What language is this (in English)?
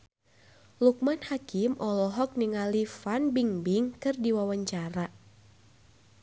Sundanese